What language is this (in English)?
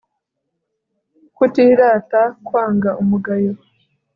Kinyarwanda